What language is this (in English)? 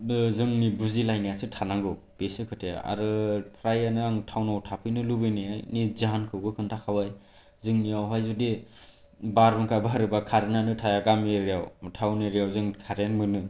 Bodo